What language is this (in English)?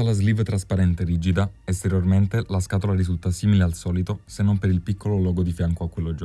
Italian